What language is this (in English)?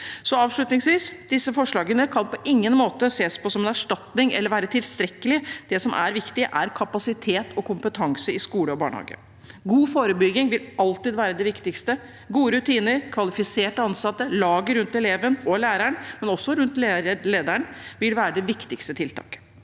Norwegian